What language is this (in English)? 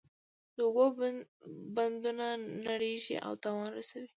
Pashto